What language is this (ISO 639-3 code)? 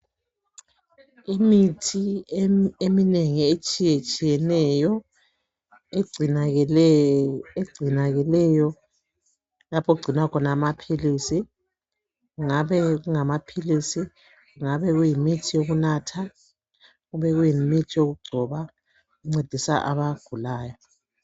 nde